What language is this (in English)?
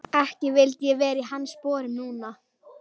Icelandic